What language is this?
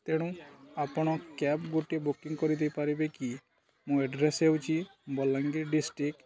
Odia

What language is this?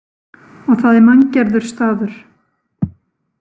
Icelandic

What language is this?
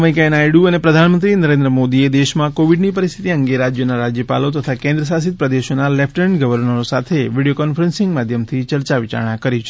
Gujarati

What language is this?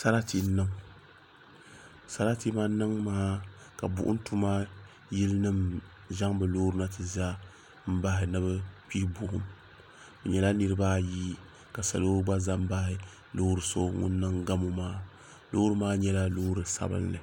Dagbani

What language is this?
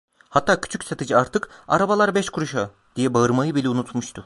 Turkish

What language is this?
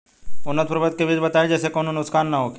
Bhojpuri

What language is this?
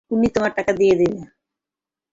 Bangla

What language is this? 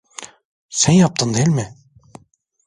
Turkish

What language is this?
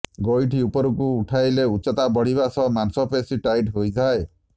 Odia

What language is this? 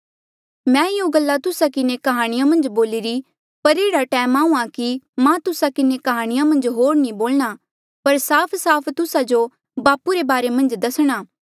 Mandeali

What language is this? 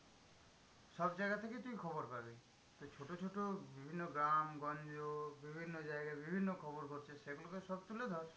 Bangla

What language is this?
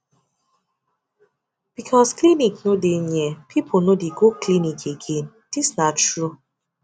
Nigerian Pidgin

